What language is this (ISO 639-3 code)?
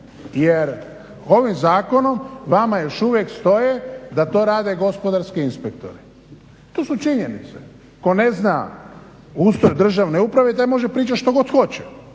hrv